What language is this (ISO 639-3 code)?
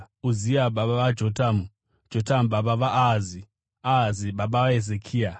sna